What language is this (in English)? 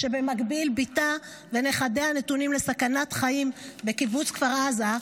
Hebrew